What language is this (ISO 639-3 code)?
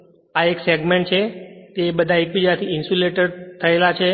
guj